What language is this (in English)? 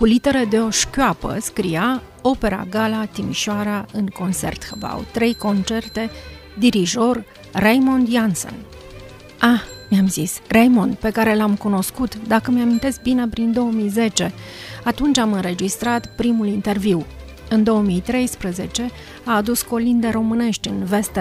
Romanian